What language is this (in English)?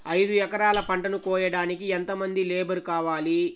Telugu